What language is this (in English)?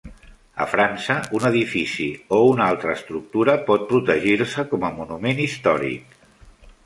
Catalan